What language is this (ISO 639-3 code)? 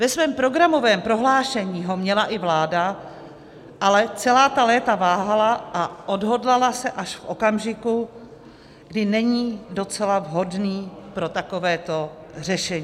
ces